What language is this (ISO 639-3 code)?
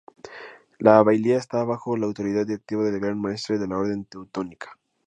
spa